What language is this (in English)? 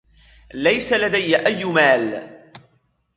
Arabic